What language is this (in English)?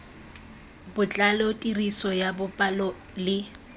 Tswana